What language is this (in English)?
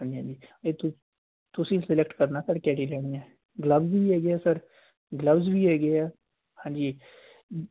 Punjabi